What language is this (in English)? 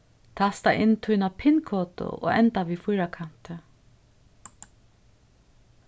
Faroese